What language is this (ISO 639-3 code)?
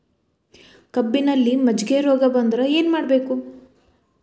kan